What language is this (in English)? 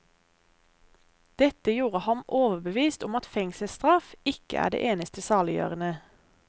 Norwegian